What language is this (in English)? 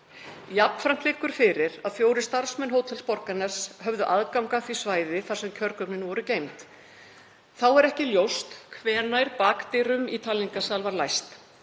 Icelandic